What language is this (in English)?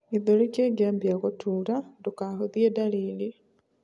Kikuyu